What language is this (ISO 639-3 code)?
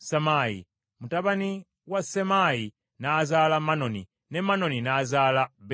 lug